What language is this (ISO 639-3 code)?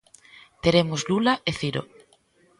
glg